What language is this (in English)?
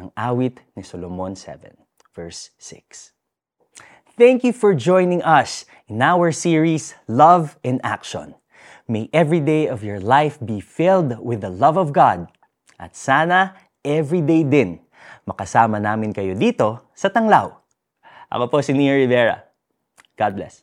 Filipino